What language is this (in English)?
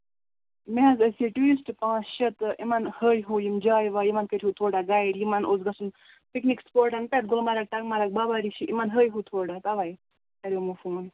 Kashmiri